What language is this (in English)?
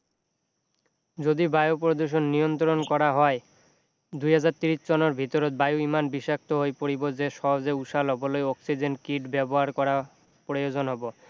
Assamese